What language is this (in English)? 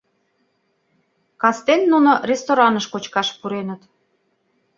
Mari